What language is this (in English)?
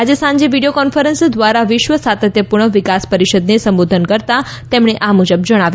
Gujarati